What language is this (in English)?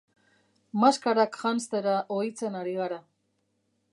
Basque